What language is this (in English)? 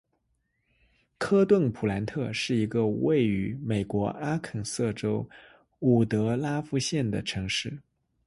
Chinese